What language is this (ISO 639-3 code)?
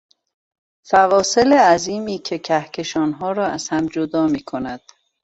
fas